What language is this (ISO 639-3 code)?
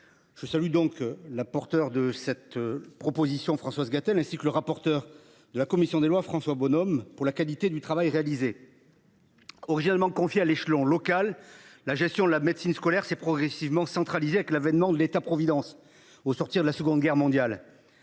fra